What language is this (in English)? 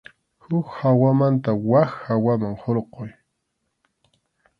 Arequipa-La Unión Quechua